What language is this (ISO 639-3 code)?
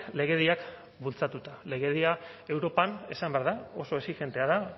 eus